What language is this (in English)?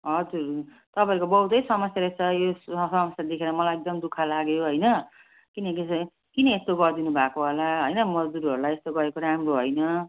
Nepali